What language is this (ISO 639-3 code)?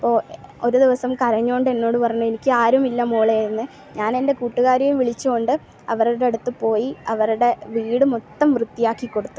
mal